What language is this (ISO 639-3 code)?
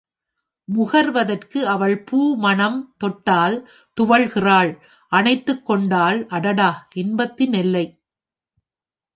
tam